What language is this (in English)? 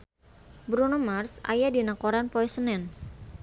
Sundanese